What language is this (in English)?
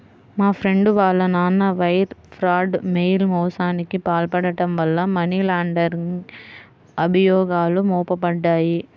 Telugu